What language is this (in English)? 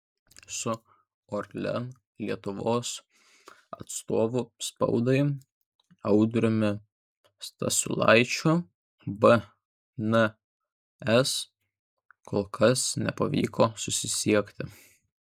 Lithuanian